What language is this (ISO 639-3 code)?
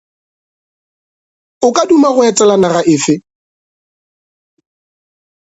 nso